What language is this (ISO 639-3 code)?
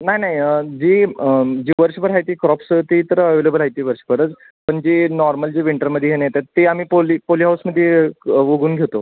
mar